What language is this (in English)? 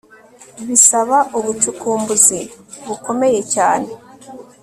Kinyarwanda